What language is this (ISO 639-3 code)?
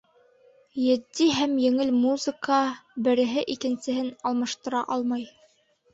bak